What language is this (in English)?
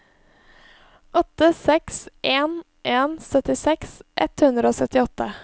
Norwegian